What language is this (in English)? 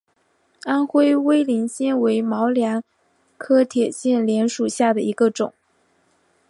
Chinese